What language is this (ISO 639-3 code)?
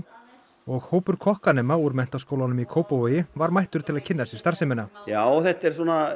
isl